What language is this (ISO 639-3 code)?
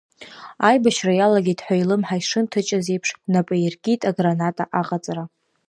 abk